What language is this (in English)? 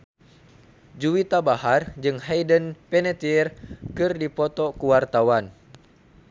Sundanese